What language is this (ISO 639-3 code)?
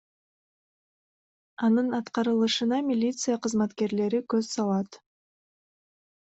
kir